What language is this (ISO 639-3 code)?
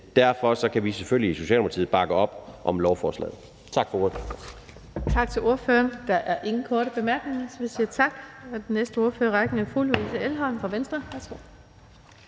dan